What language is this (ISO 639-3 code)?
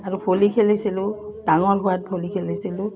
asm